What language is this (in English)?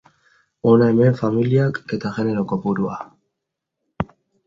Basque